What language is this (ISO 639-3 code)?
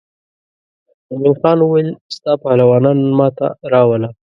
pus